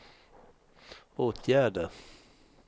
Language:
Swedish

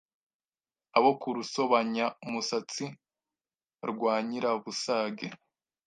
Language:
Kinyarwanda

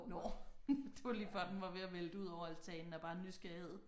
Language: Danish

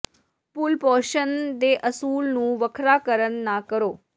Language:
Punjabi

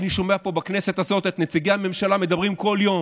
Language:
Hebrew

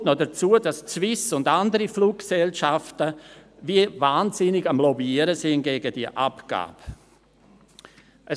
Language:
Swiss German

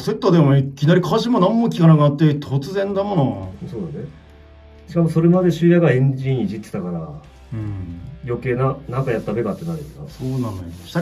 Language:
Japanese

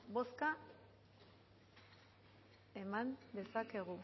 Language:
Basque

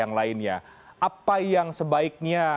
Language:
Indonesian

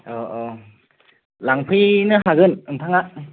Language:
Bodo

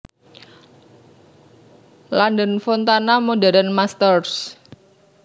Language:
Javanese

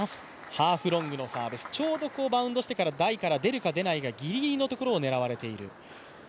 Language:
Japanese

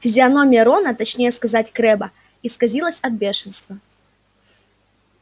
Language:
Russian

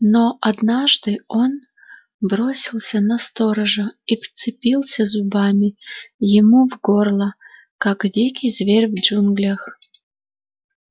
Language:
Russian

